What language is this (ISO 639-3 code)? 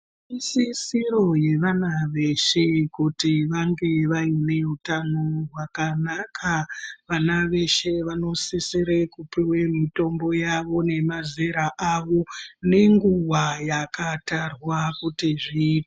ndc